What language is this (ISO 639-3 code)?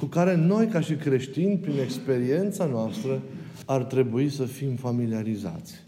ron